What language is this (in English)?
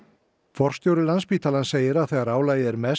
Icelandic